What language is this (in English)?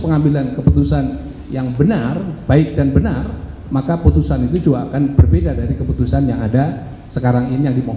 Indonesian